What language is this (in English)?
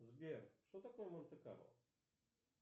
Russian